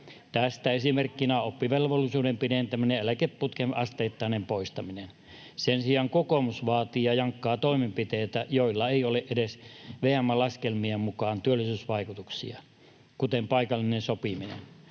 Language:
Finnish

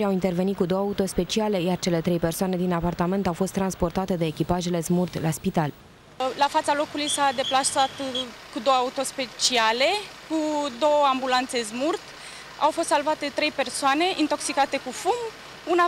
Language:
Romanian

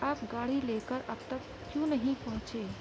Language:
Urdu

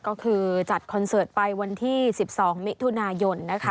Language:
Thai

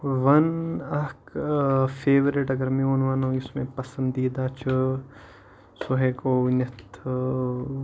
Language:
Kashmiri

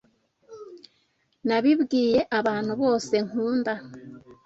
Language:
Kinyarwanda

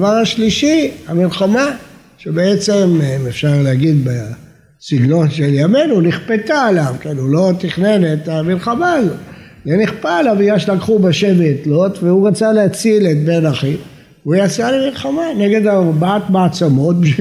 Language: Hebrew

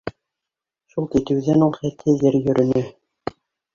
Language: Bashkir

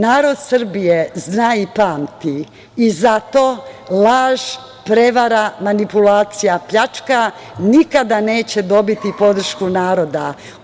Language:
Serbian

